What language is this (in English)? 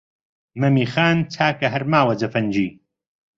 Central Kurdish